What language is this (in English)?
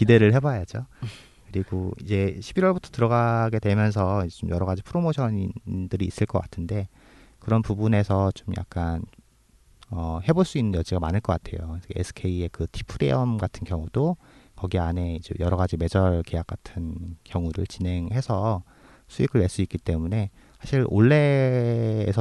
Korean